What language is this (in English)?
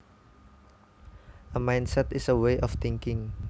Javanese